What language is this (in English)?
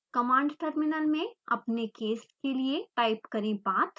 Hindi